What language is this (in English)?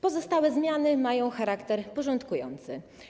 Polish